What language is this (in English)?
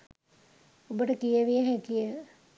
Sinhala